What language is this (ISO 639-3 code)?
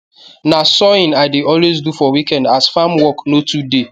pcm